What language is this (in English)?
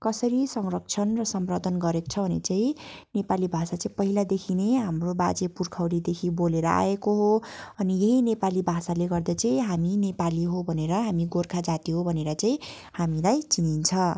Nepali